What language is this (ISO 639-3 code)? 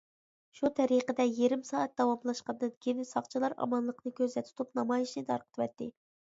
uig